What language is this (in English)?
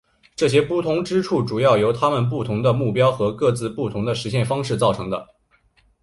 Chinese